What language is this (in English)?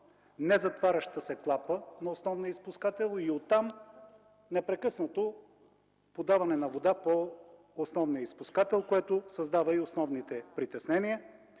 Bulgarian